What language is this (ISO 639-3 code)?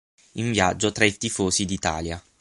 ita